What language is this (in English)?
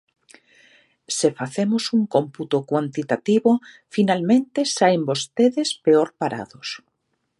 Galician